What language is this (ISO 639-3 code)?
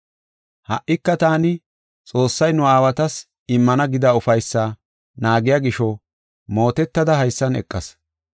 gof